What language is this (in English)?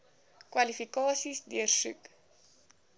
Afrikaans